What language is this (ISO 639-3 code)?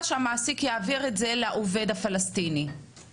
heb